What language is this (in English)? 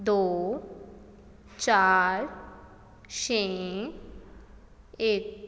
Punjabi